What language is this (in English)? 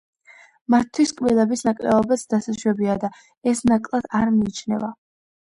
Georgian